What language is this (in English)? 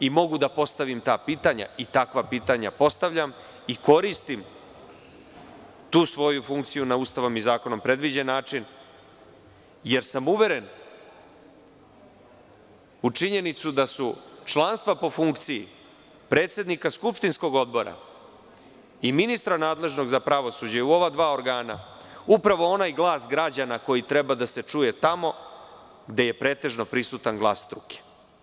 Serbian